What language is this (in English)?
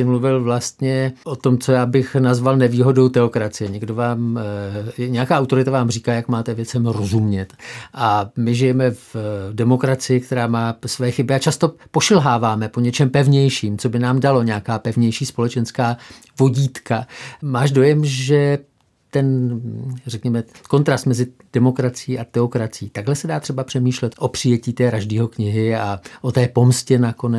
Czech